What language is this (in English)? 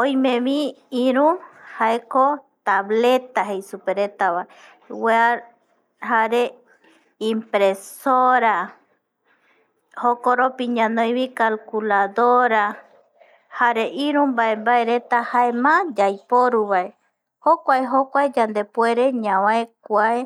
Eastern Bolivian Guaraní